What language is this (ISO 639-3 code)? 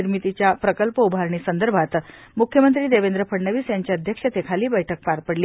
mar